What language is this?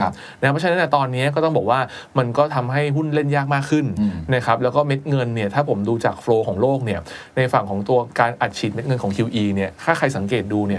Thai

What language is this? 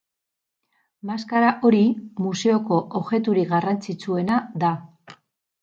Basque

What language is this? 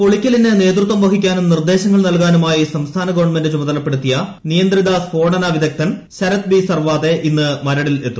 Malayalam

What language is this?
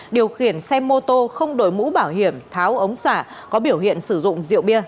Vietnamese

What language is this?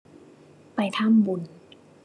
Thai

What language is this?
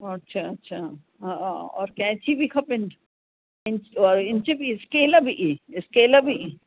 Sindhi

